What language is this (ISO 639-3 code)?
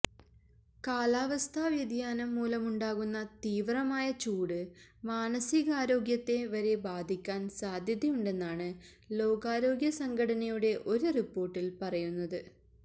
mal